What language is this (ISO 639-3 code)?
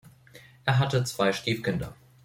deu